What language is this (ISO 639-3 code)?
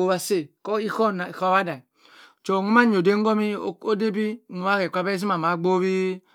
mfn